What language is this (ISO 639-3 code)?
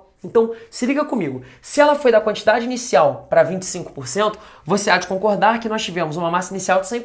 por